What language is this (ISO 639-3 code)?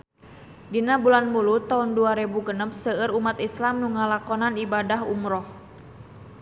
sun